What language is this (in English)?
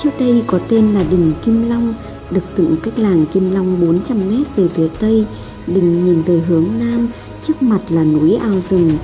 Vietnamese